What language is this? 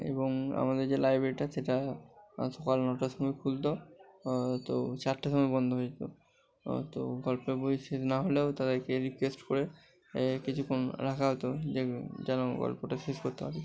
Bangla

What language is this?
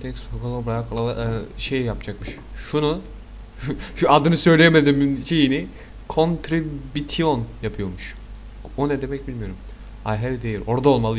Turkish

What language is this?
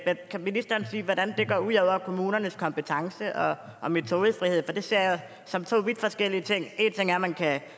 Danish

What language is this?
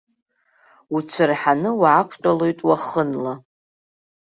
Abkhazian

